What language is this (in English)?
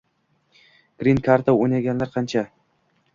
Uzbek